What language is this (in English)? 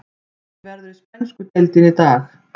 Icelandic